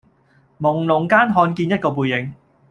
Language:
Cantonese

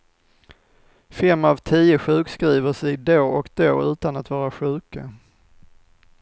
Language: Swedish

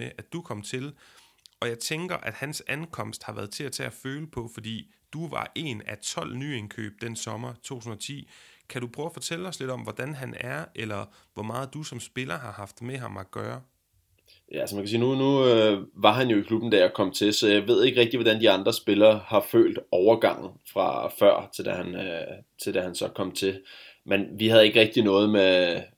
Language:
Danish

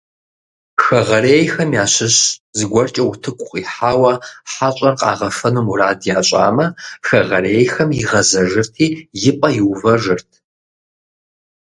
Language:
Kabardian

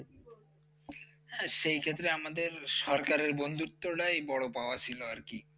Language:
Bangla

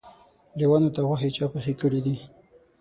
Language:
Pashto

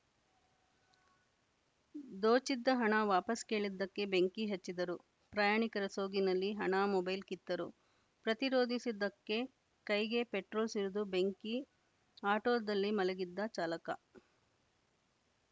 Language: Kannada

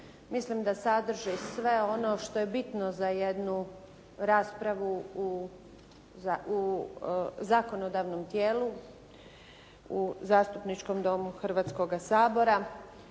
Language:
Croatian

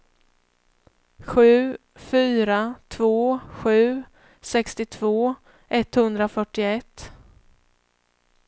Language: Swedish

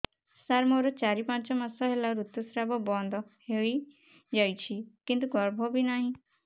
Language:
Odia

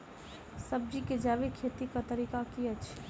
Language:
Maithili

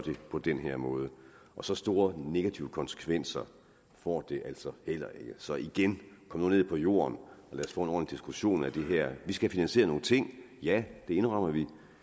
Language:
Danish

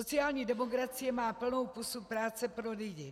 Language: Czech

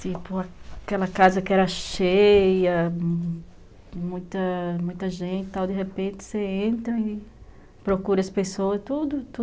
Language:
Portuguese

